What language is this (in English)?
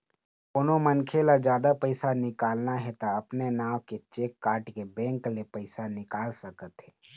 Chhattisgarhi